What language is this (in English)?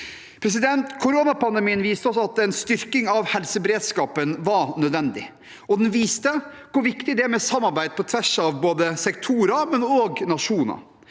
Norwegian